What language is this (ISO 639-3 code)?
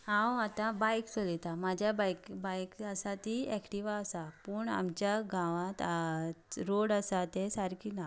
kok